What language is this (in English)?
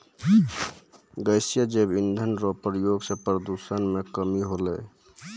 Maithili